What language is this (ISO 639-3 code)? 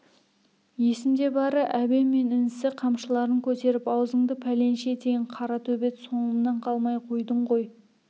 kaz